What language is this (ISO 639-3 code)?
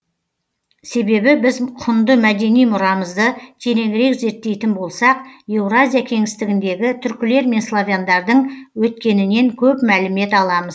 kaz